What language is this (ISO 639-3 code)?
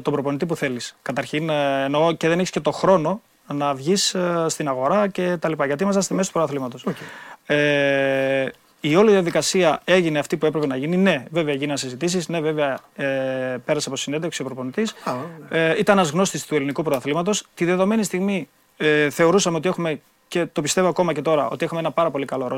ell